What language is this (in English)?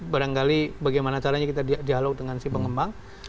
Indonesian